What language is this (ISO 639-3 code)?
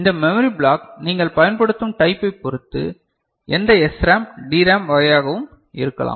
tam